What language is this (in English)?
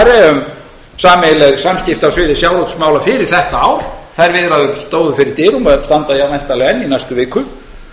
Icelandic